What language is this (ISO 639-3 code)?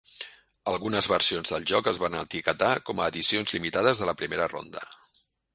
cat